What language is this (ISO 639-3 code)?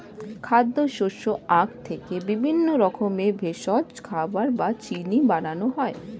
ben